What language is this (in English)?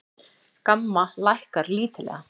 Icelandic